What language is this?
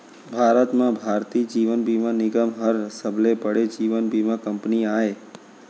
Chhattisgarhi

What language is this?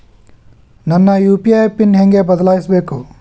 Kannada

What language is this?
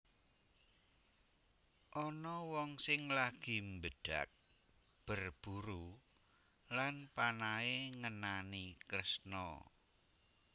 Javanese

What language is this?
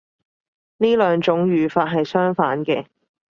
Cantonese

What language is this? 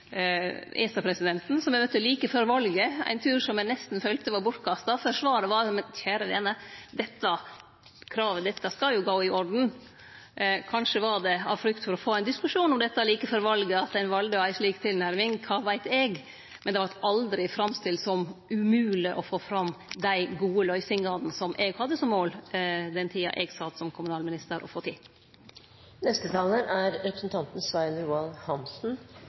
Norwegian Nynorsk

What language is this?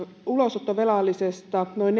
Finnish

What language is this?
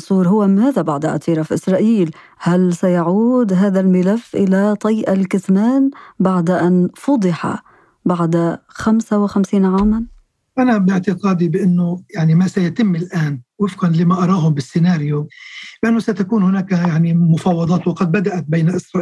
Arabic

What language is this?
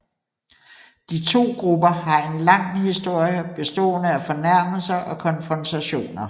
Danish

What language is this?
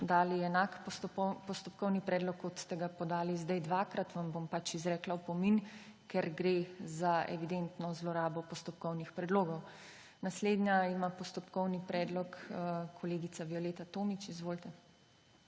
Slovenian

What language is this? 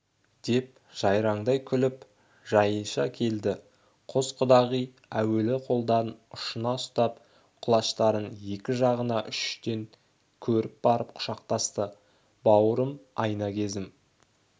Kazakh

